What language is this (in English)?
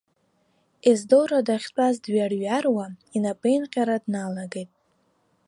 Abkhazian